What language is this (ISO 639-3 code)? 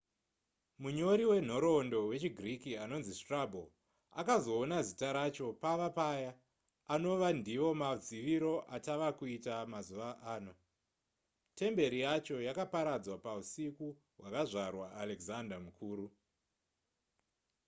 sna